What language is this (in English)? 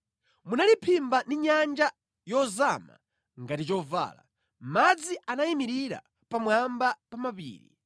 Nyanja